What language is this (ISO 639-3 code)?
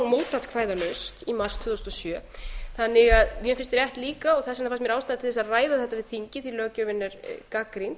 isl